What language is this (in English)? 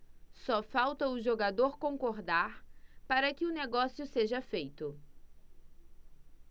Portuguese